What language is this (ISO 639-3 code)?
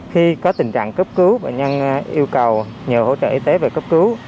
vie